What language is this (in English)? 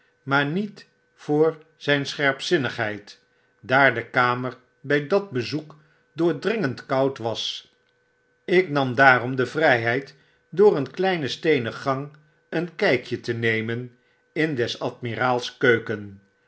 Dutch